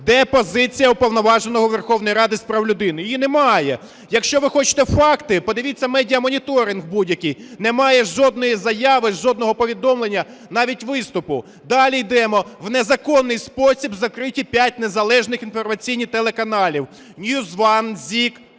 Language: Ukrainian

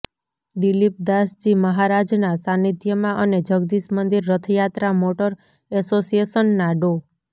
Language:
Gujarati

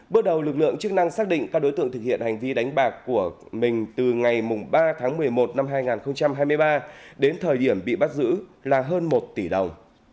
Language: Vietnamese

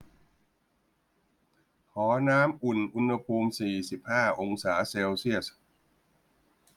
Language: Thai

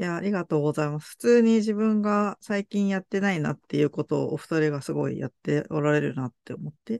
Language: Japanese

